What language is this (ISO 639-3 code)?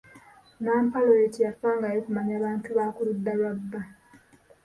lug